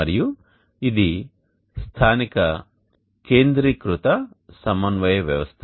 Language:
Telugu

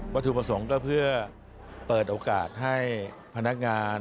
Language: Thai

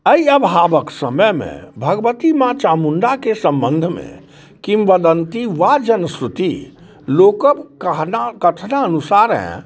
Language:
Maithili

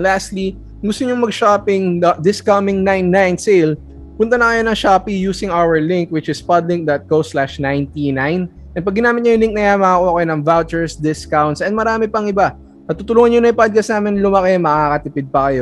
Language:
Filipino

